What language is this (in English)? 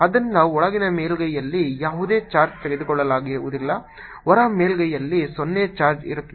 Kannada